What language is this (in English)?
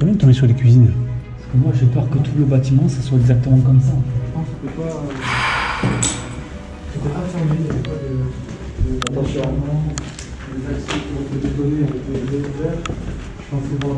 French